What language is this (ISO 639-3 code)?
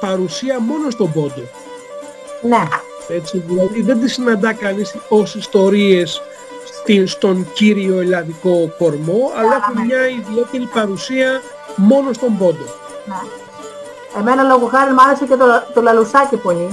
ell